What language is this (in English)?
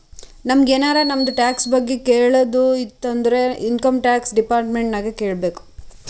Kannada